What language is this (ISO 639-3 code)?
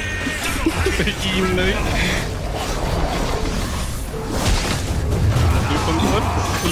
ind